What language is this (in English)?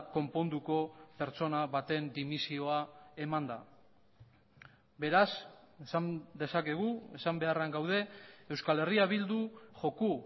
Basque